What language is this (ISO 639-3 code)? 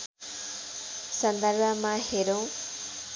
nep